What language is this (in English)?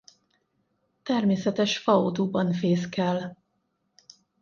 Hungarian